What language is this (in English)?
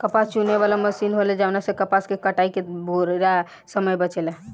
Bhojpuri